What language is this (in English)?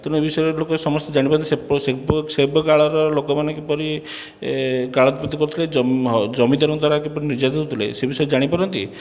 Odia